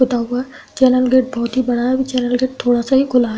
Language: Hindi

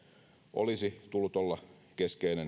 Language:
Finnish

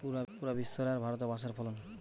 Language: Bangla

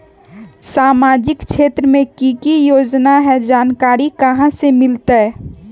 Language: Magahi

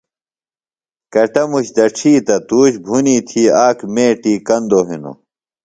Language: Phalura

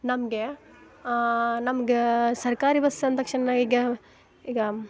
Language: Kannada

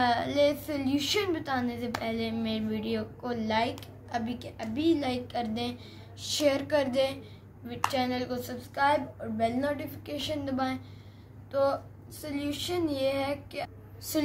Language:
Hindi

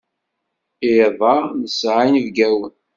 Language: Kabyle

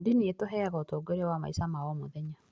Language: Kikuyu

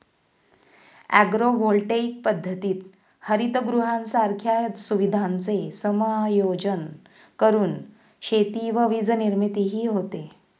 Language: Marathi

